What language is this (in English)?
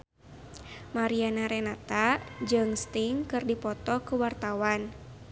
Sundanese